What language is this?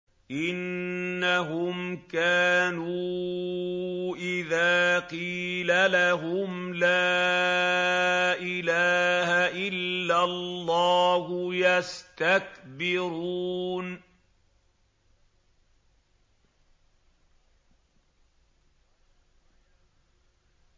Arabic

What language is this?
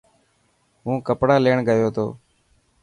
Dhatki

